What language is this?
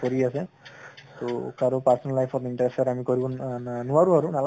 Assamese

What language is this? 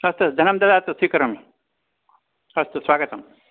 Sanskrit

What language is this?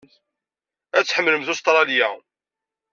Kabyle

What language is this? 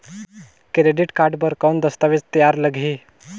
Chhattisgarhi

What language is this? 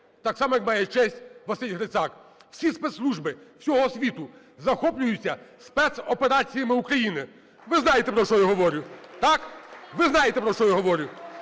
Ukrainian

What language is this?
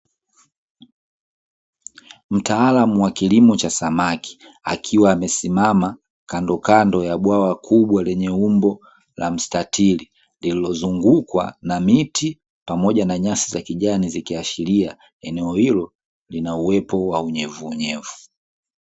Swahili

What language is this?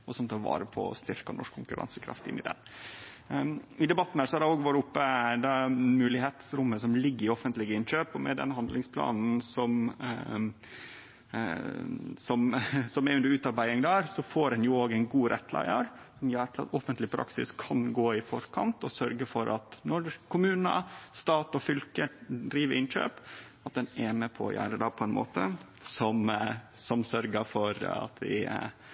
Norwegian Nynorsk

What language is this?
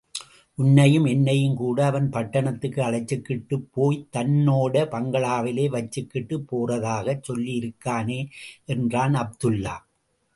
Tamil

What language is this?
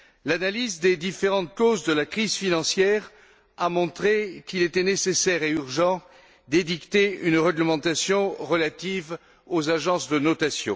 French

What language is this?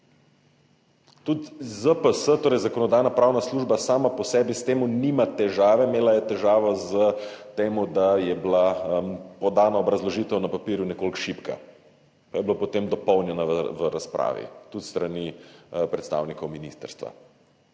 Slovenian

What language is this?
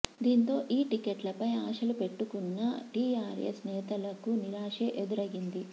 Telugu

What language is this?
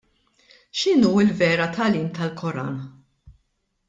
Maltese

